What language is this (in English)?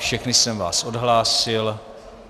Czech